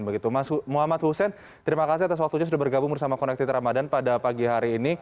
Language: Indonesian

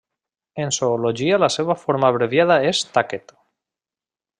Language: Catalan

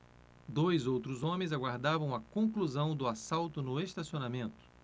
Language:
Portuguese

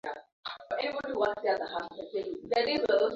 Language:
Swahili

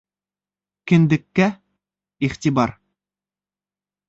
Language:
Bashkir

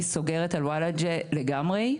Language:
Hebrew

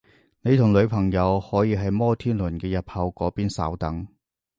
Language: Cantonese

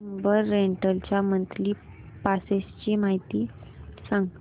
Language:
Marathi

